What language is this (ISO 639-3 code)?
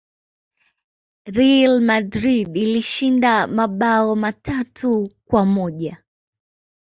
swa